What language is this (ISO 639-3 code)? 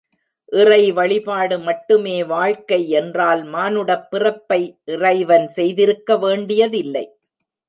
tam